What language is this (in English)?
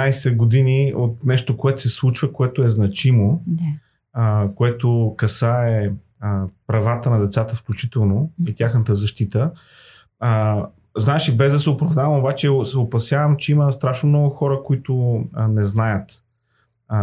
Bulgarian